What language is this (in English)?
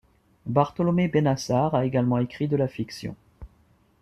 French